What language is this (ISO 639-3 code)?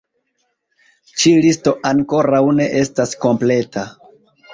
epo